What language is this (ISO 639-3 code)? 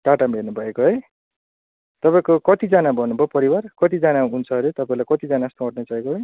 nep